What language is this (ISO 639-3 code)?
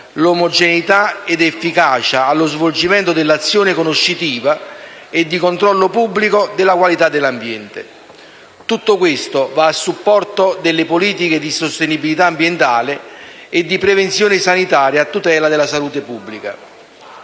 ita